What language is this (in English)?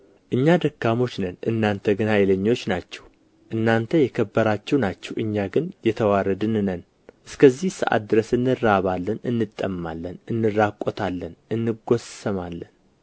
Amharic